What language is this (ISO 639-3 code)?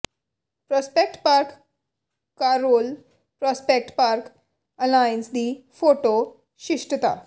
pan